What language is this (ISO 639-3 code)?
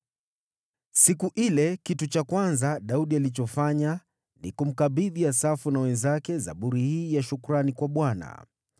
swa